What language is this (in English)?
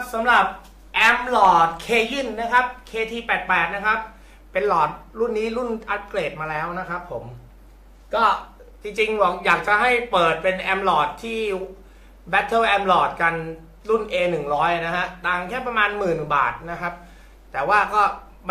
Thai